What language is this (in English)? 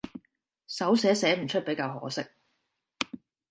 Cantonese